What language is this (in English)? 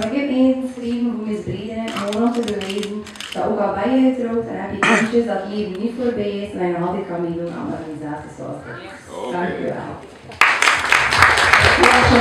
Dutch